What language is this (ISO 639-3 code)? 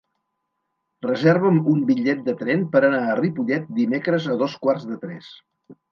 cat